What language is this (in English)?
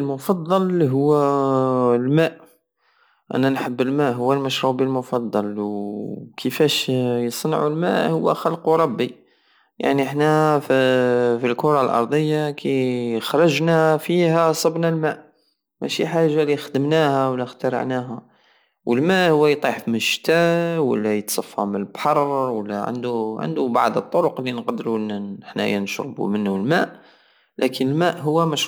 Algerian Saharan Arabic